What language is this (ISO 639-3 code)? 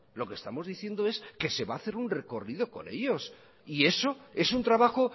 spa